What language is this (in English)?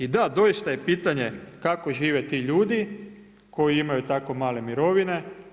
Croatian